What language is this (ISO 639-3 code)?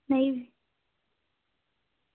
doi